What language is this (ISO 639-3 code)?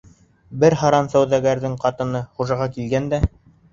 bak